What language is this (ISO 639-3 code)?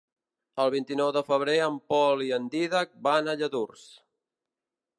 cat